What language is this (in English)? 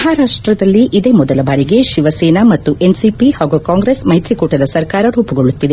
Kannada